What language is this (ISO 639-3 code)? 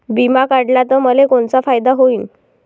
mar